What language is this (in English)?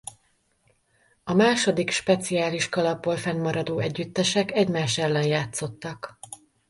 Hungarian